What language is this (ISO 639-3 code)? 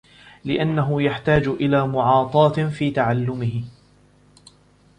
ara